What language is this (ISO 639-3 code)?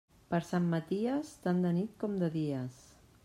cat